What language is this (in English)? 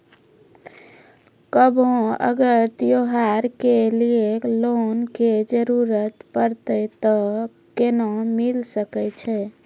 Maithili